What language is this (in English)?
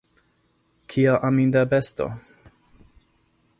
Esperanto